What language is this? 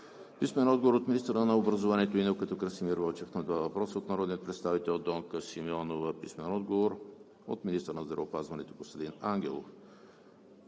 Bulgarian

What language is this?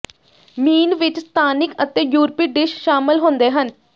Punjabi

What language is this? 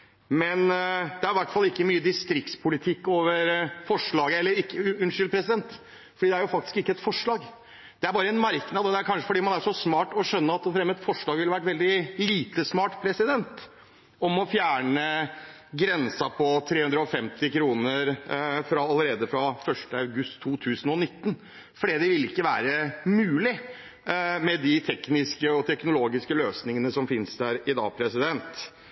Norwegian Bokmål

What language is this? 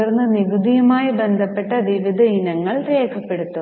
Malayalam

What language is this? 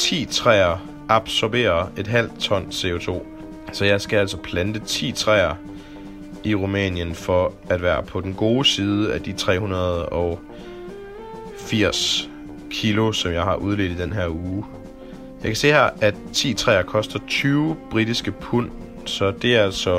Danish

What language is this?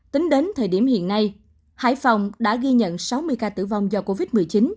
Vietnamese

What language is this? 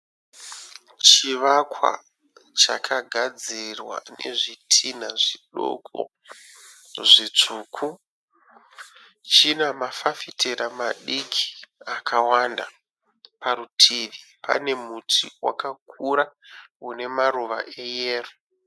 Shona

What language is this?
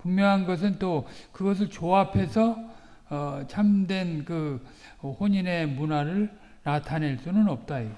Korean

